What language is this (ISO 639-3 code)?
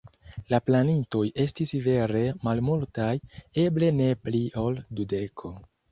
epo